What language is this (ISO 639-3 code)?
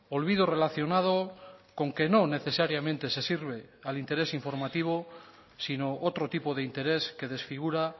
spa